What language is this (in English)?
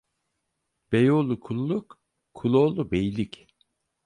Turkish